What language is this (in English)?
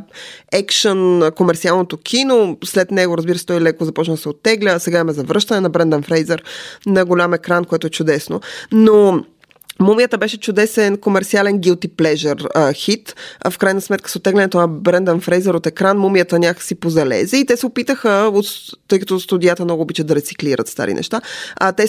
Bulgarian